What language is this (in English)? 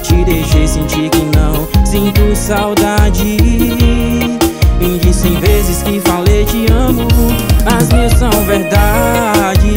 Portuguese